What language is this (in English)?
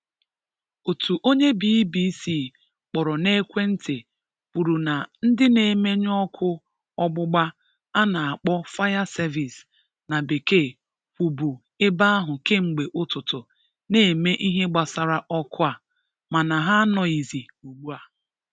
Igbo